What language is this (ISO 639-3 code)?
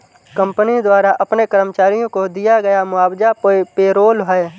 hin